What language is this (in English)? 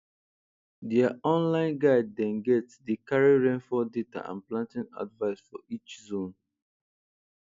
Nigerian Pidgin